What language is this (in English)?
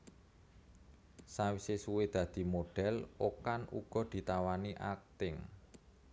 Javanese